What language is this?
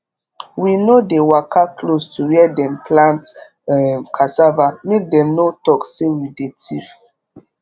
Nigerian Pidgin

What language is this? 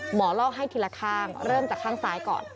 Thai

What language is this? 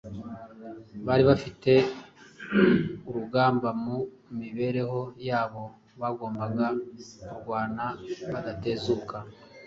Kinyarwanda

